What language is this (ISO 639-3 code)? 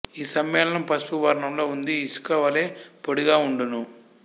tel